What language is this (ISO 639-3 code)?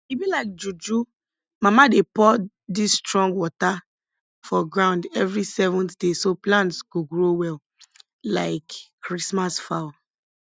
pcm